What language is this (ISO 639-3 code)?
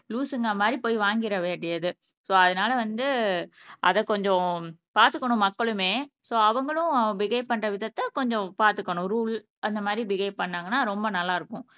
tam